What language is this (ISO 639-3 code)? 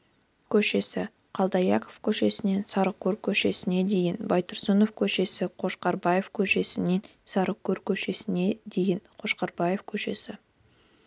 kaz